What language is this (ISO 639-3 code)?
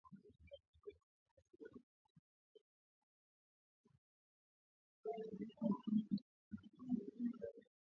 swa